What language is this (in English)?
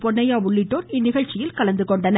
Tamil